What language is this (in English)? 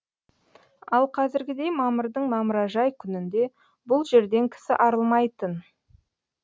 Kazakh